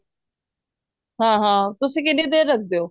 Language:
Punjabi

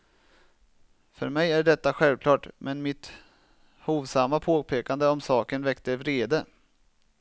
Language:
Swedish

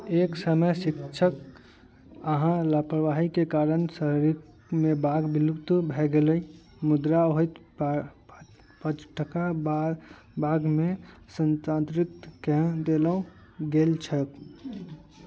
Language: Maithili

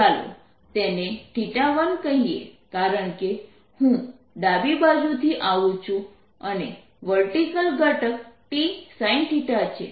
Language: Gujarati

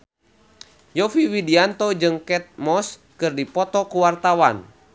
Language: Sundanese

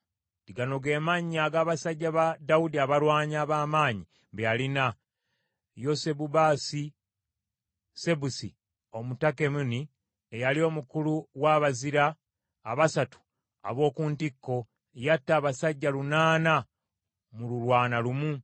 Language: Ganda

